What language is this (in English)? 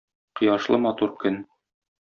Tatar